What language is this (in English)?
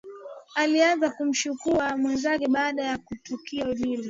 Swahili